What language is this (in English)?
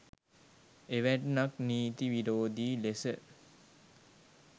Sinhala